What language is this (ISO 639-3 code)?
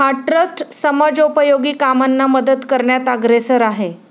mar